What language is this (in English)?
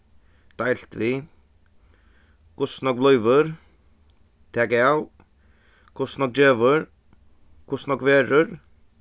Faroese